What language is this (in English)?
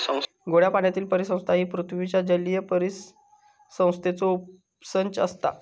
Marathi